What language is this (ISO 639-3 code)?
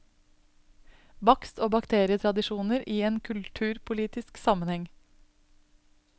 nor